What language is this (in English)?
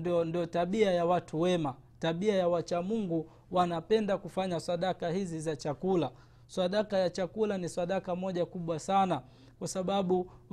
Swahili